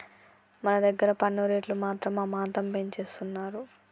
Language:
Telugu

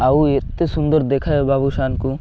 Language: Odia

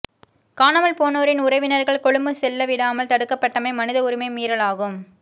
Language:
Tamil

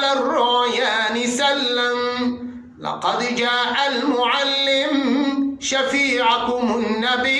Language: Arabic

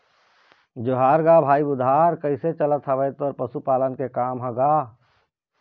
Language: Chhattisgarhi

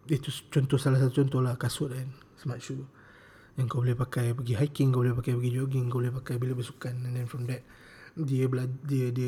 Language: Malay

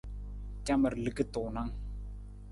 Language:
Nawdm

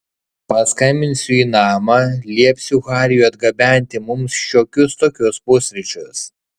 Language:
Lithuanian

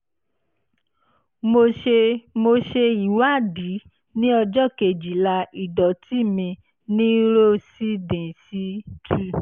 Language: Yoruba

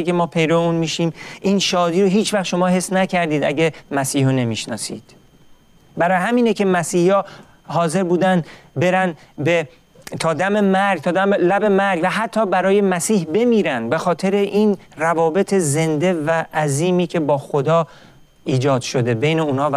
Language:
Persian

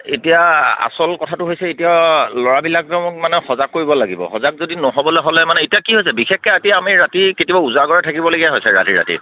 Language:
Assamese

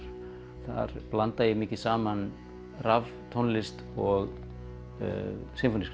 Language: Icelandic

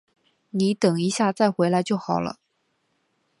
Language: Chinese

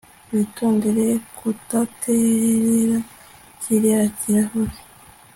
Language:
Kinyarwanda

